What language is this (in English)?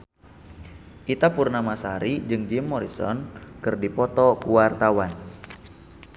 Sundanese